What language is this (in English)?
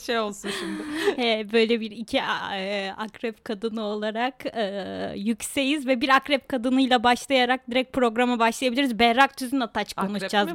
Turkish